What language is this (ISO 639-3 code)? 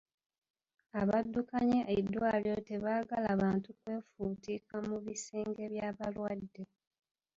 lug